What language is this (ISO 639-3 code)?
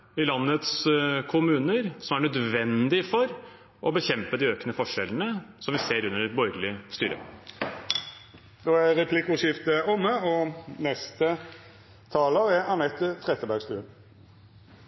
nor